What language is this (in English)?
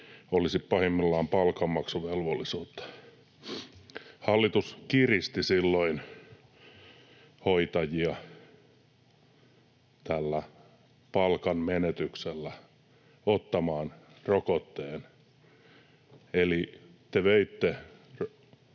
Finnish